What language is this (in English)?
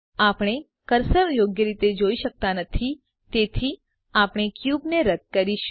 Gujarati